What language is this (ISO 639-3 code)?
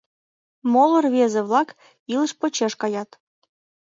chm